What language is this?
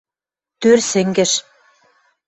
Western Mari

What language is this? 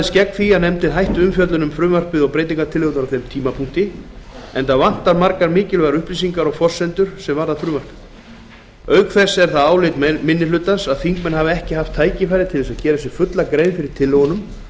Icelandic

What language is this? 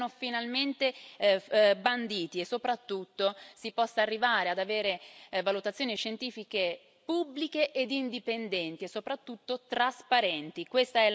Italian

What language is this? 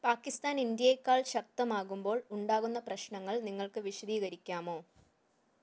Malayalam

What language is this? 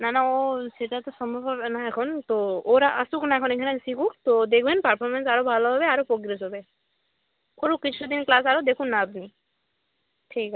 Bangla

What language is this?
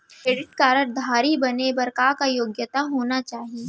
Chhattisgarhi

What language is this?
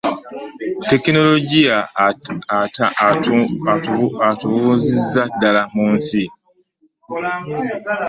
Ganda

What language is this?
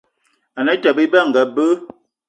Eton (Cameroon)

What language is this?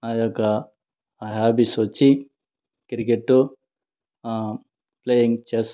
Telugu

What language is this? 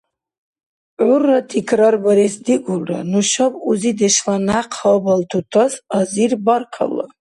Dargwa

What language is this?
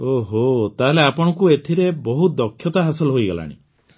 Odia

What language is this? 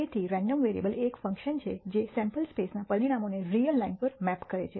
Gujarati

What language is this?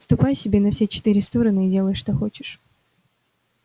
Russian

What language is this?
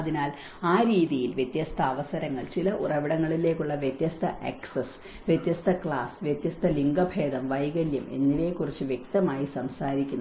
Malayalam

